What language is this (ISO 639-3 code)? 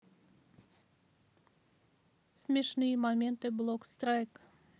rus